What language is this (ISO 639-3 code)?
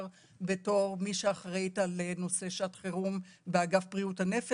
heb